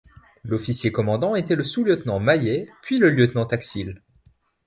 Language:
French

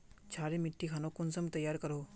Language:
Magahi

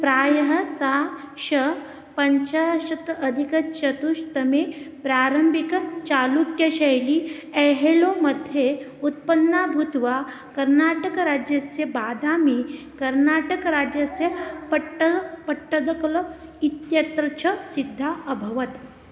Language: Sanskrit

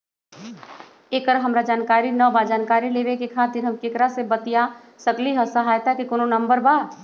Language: Magahi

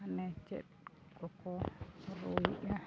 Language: Santali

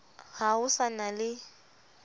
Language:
Southern Sotho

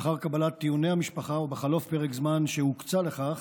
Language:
Hebrew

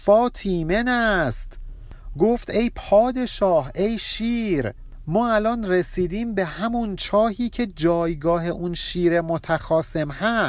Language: Persian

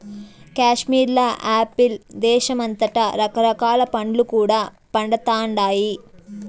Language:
Telugu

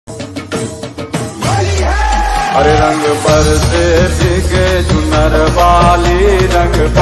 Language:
Arabic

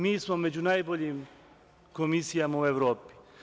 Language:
Serbian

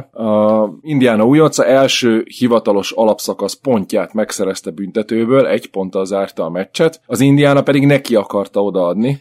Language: Hungarian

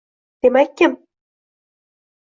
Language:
Uzbek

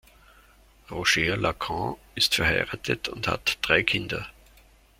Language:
German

